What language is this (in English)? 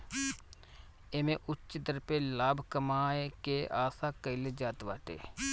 Bhojpuri